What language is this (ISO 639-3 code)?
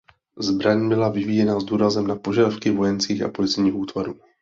ces